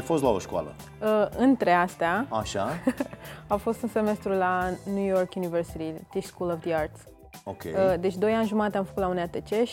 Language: Romanian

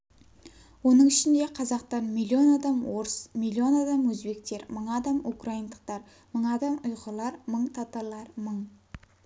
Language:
Kazakh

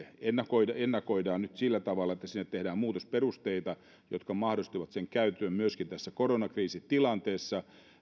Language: Finnish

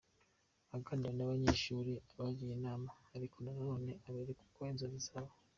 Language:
Kinyarwanda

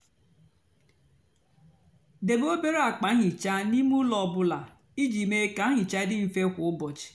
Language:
Igbo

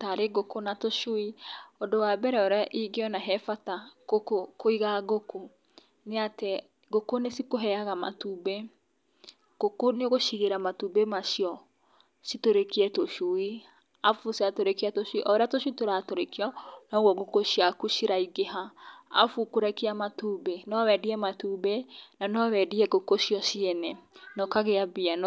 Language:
Kikuyu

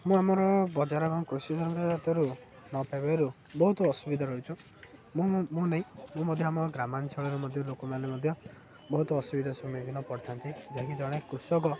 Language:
Odia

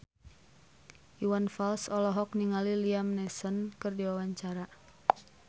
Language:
Sundanese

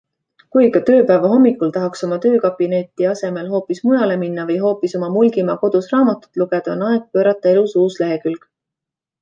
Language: Estonian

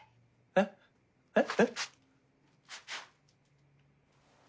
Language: Japanese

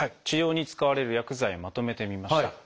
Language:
Japanese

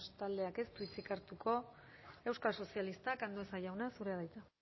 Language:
Basque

